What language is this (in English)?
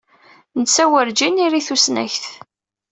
Kabyle